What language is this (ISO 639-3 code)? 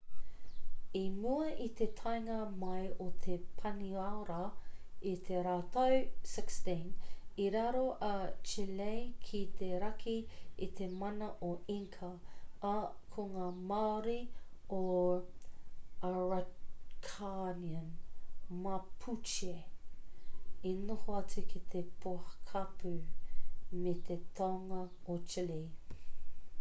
mri